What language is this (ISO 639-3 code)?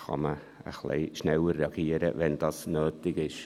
gsw